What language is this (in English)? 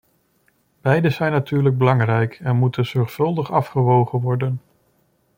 Dutch